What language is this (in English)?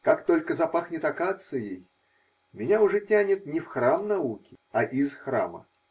Russian